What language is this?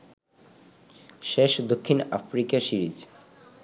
Bangla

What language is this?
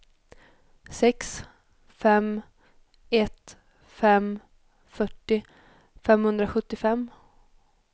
Swedish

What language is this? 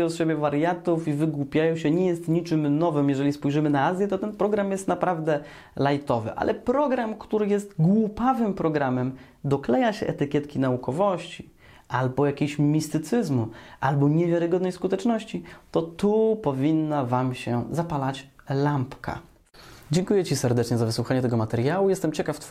Polish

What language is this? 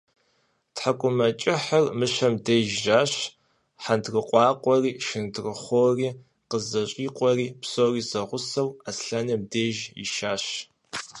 Kabardian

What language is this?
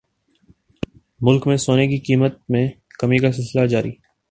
Urdu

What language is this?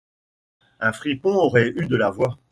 French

